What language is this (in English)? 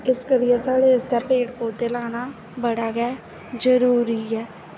Dogri